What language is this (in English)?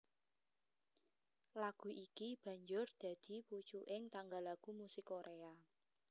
Javanese